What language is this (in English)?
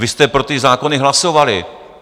Czech